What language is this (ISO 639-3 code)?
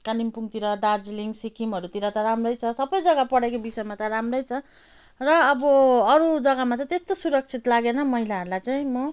nep